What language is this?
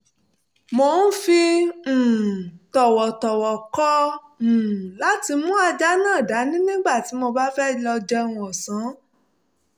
Yoruba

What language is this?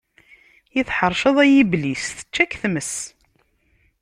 Kabyle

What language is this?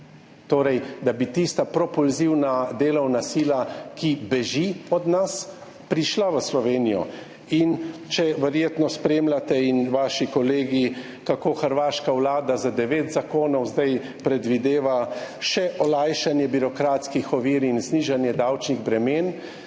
Slovenian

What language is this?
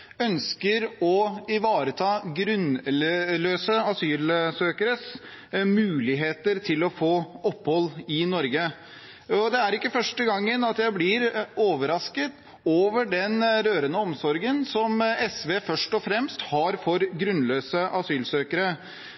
Norwegian Bokmål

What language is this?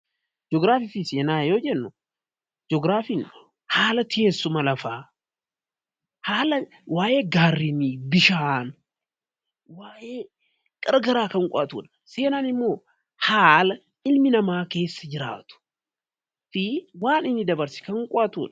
Oromo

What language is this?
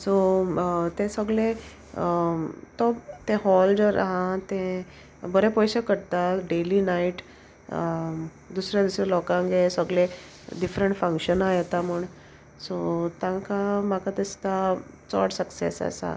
Konkani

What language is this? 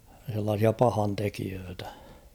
Finnish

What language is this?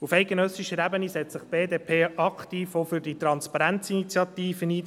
Swiss German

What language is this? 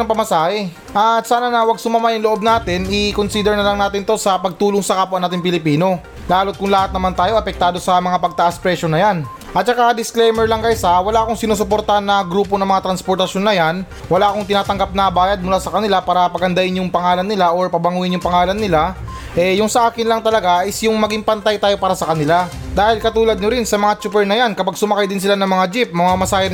Filipino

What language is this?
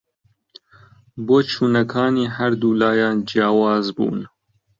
Central Kurdish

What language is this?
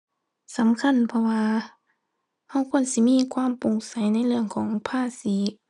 Thai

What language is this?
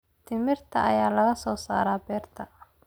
Somali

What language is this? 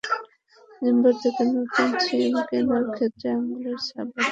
Bangla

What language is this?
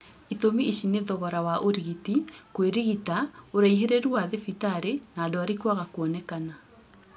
Kikuyu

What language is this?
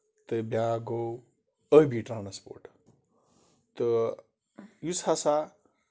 Kashmiri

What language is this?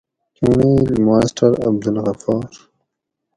Gawri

